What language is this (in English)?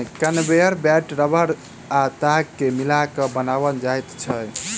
Maithili